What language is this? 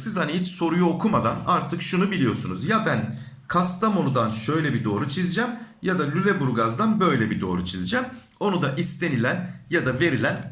Turkish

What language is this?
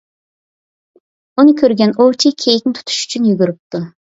Uyghur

